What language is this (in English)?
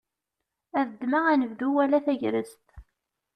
Kabyle